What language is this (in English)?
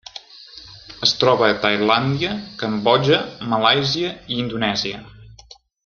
Catalan